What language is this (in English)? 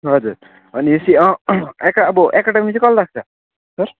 Nepali